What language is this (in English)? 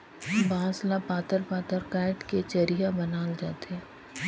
Chhattisgarhi